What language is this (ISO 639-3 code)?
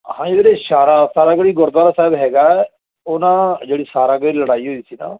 pan